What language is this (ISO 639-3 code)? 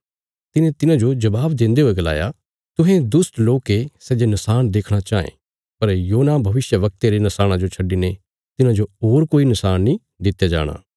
kfs